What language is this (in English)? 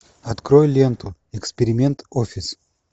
Russian